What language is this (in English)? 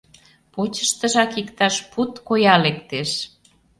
Mari